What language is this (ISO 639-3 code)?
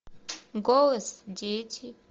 rus